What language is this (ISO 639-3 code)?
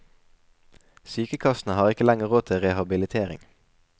nor